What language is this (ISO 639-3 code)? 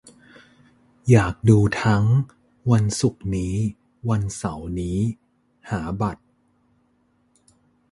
tha